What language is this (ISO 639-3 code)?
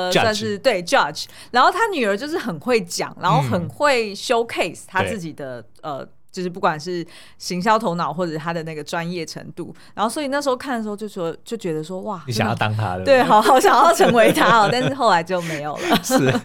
zho